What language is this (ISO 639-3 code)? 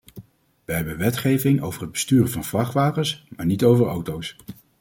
nld